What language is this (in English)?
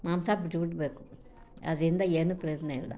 Kannada